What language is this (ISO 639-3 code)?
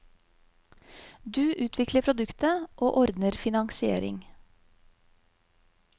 nor